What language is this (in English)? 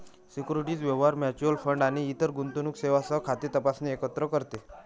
Marathi